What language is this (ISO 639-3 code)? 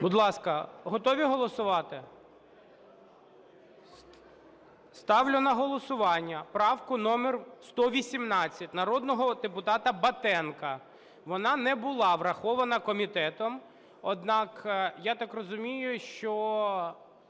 ukr